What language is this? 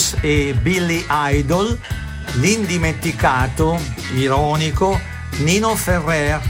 Italian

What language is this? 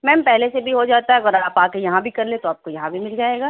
Urdu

